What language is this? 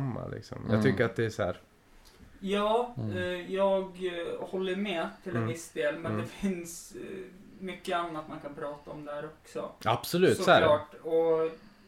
Swedish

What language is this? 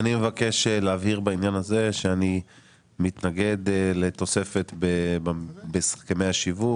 Hebrew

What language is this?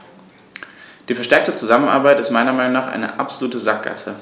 German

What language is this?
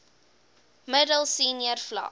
Afrikaans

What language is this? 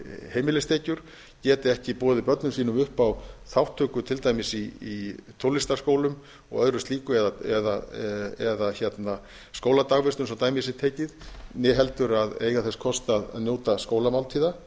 Icelandic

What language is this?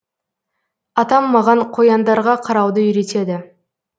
Kazakh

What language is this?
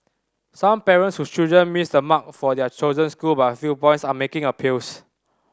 English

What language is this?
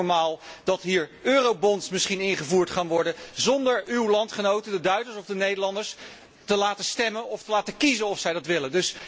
Dutch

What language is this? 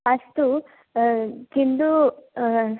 Sanskrit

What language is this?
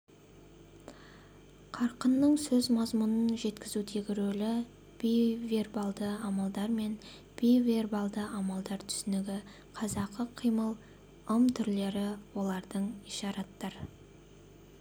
Kazakh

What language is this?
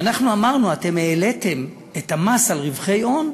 Hebrew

